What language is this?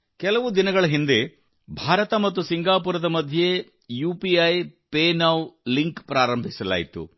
Kannada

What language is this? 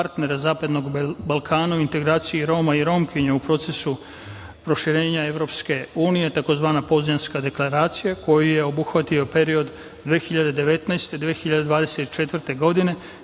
Serbian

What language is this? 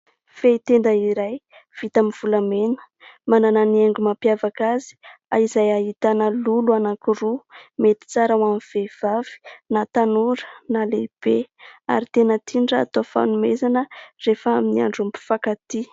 Malagasy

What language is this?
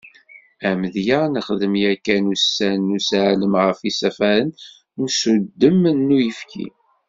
Kabyle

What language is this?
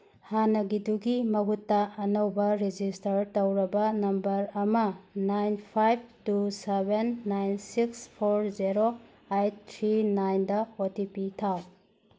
Manipuri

